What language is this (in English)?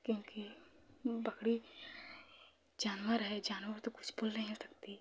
Hindi